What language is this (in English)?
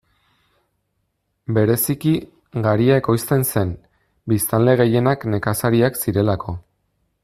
Basque